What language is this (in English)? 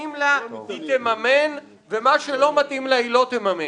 Hebrew